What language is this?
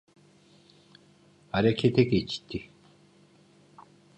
Turkish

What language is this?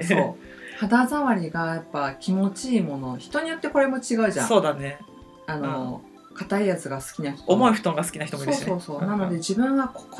Japanese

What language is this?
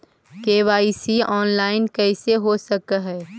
Magahi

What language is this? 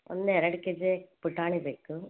Kannada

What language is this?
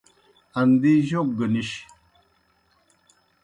Kohistani Shina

